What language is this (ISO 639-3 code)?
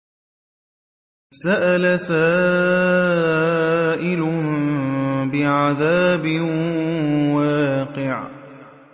ara